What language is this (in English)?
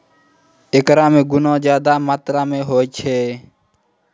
Maithili